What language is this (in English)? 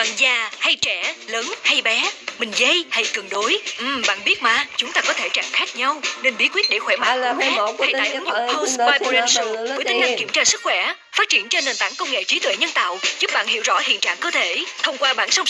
Vietnamese